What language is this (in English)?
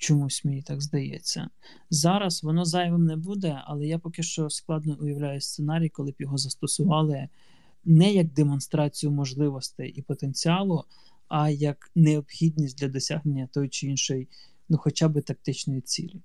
Ukrainian